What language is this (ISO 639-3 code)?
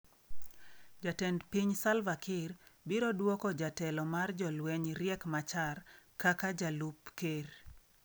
luo